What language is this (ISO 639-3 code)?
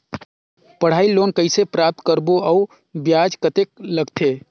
hne